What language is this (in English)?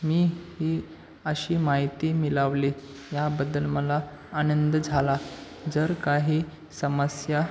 Marathi